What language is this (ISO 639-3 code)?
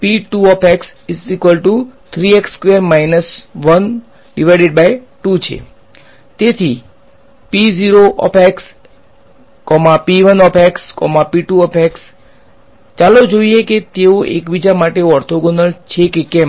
guj